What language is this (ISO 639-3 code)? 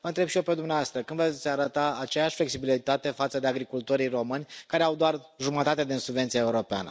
ron